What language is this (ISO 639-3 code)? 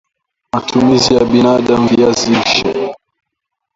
swa